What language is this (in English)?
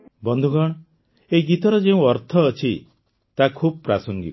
Odia